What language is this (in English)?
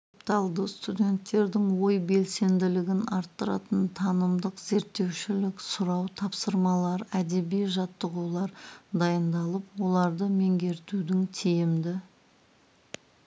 Kazakh